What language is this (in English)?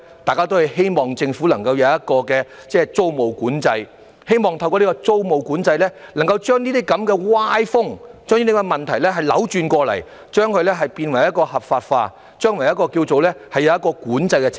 Cantonese